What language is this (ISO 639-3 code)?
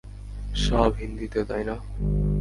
ben